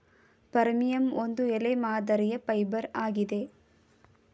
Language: Kannada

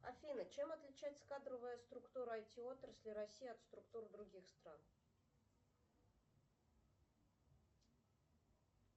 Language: Russian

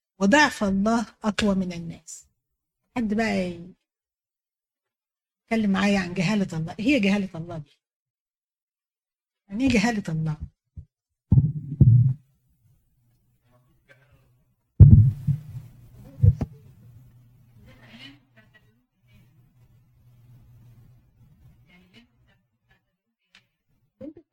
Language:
Arabic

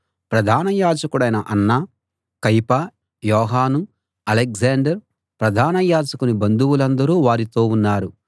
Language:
Telugu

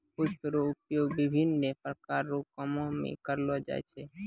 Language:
Maithili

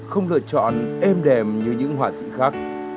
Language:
Vietnamese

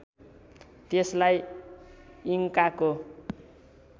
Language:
Nepali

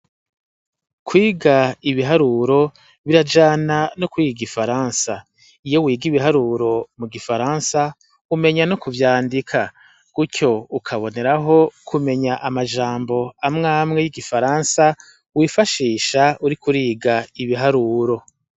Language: Rundi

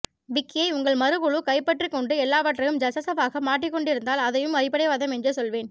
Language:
Tamil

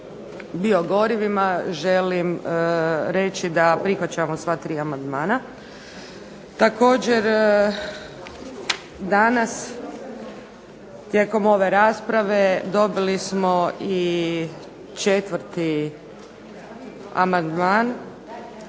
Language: Croatian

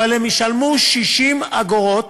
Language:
Hebrew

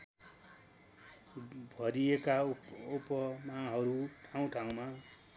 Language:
Nepali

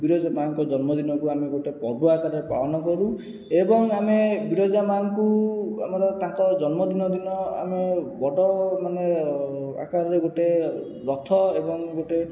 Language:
Odia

